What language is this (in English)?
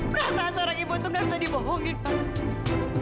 Indonesian